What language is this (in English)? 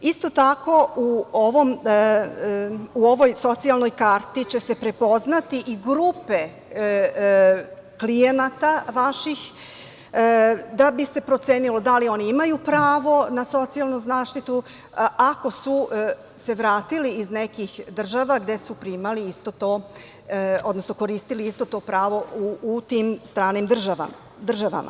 Serbian